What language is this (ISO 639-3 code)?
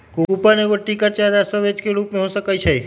mag